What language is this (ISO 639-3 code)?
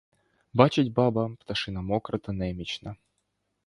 ukr